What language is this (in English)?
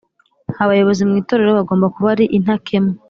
Kinyarwanda